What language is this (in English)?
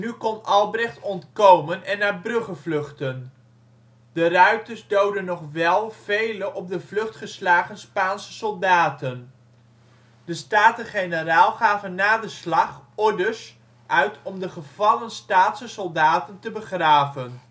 Dutch